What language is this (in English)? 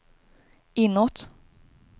Swedish